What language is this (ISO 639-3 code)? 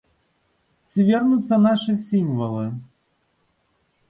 bel